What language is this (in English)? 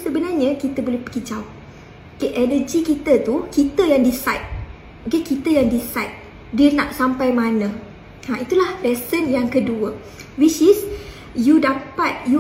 Malay